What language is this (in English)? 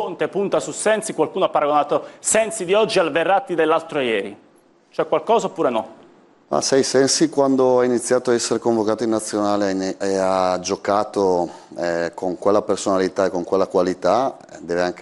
Italian